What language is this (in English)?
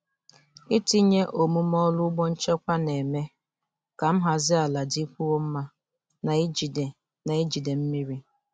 Igbo